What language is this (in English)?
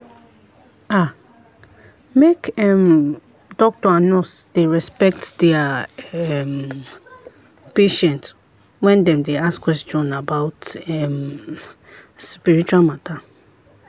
Nigerian Pidgin